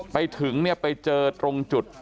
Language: Thai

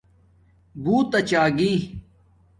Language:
Domaaki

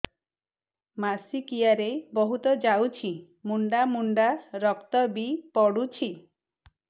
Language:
Odia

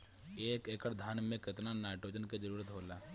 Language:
Bhojpuri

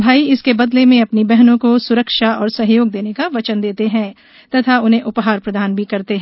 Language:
Hindi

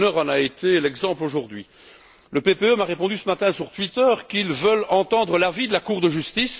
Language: French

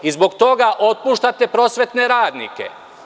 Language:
Serbian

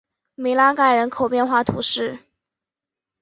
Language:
Chinese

